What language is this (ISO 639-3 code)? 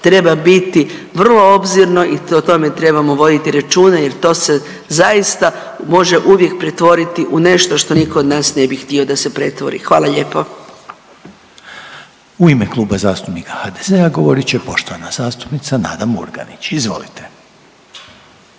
hrv